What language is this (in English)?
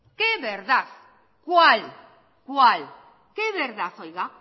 Spanish